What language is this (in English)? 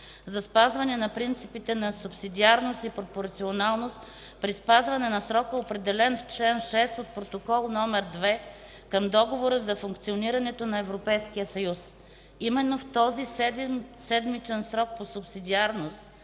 Bulgarian